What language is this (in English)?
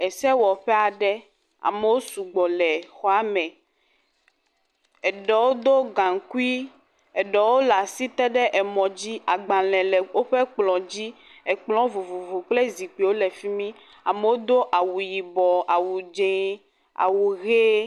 Ewe